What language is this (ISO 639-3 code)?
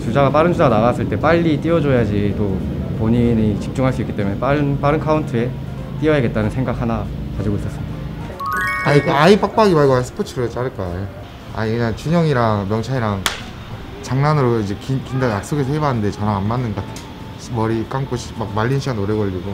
kor